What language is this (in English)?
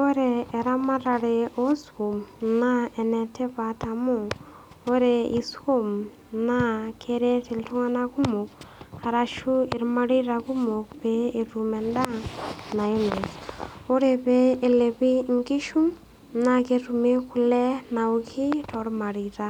Masai